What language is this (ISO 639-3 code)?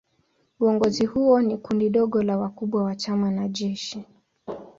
swa